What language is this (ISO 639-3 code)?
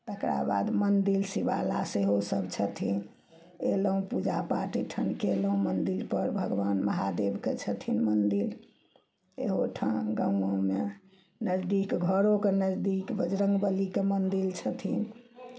mai